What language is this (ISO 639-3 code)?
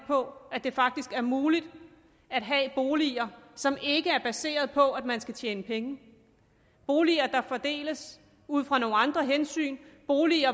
dan